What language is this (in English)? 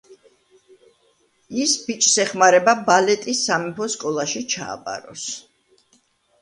Georgian